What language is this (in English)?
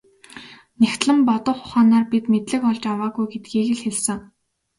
Mongolian